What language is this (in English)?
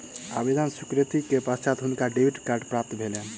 Maithili